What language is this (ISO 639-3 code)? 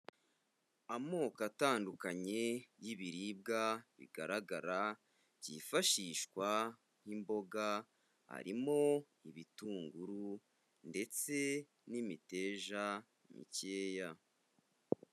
kin